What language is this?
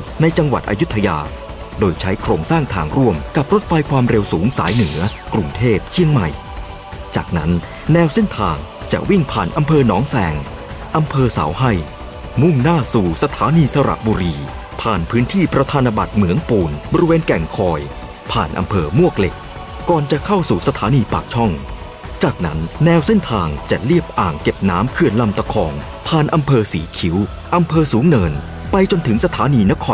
Thai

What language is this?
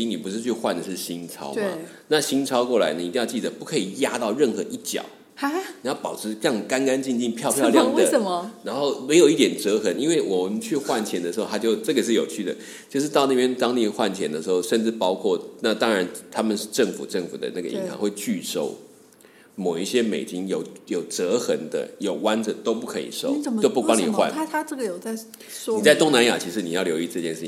Chinese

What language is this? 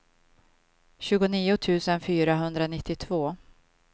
Swedish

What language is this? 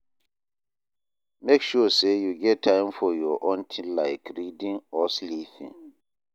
Nigerian Pidgin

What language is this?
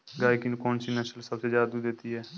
Hindi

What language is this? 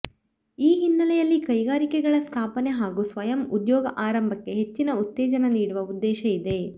Kannada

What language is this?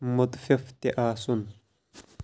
Kashmiri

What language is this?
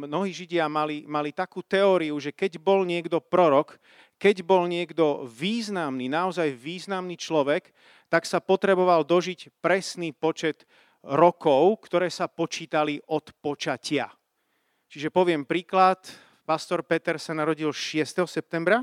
Slovak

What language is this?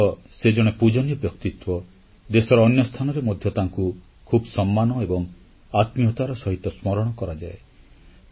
Odia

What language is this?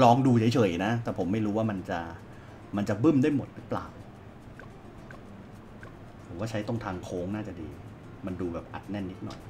Thai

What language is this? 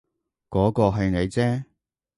Cantonese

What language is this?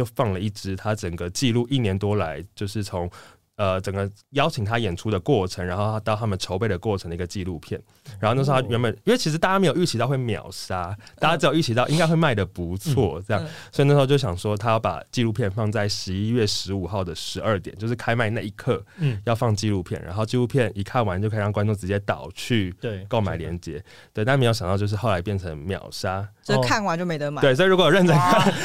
Chinese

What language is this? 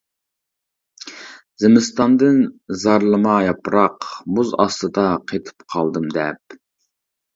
Uyghur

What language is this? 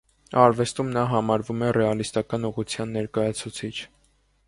Armenian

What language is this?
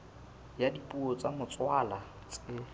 Southern Sotho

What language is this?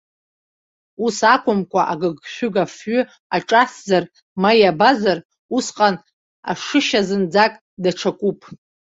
Abkhazian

